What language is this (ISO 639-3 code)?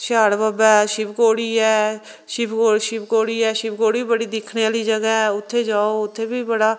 doi